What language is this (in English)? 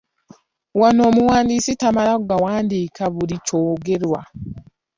Ganda